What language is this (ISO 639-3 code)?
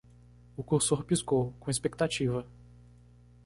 por